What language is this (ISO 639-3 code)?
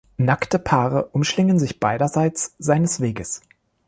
deu